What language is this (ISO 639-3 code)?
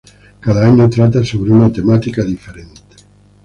spa